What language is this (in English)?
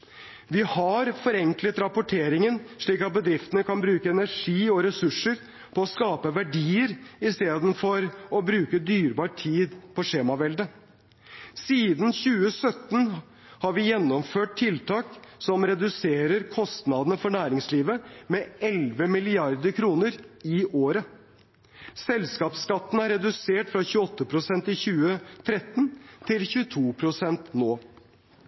Norwegian Bokmål